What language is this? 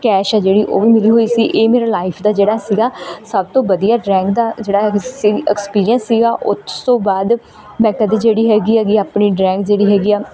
Punjabi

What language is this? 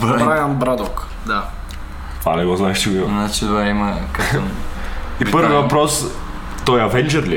Bulgarian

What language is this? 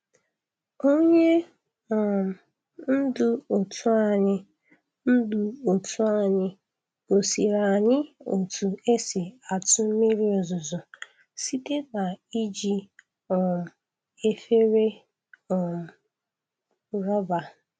Igbo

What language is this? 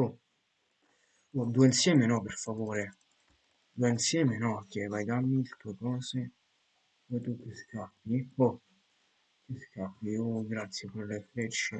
Italian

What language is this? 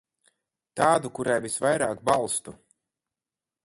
Latvian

